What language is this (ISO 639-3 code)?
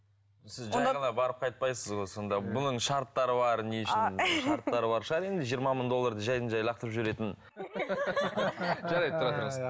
kaz